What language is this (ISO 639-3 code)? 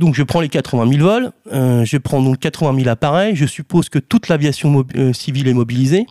fra